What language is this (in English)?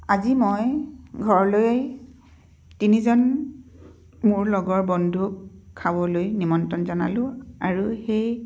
Assamese